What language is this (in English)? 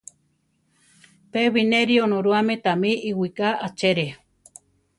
Central Tarahumara